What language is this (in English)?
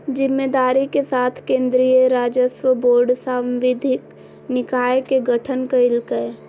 Magahi